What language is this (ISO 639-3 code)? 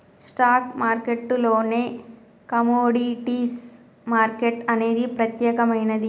tel